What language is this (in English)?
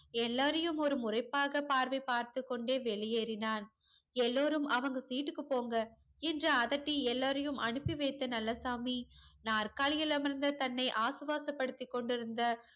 Tamil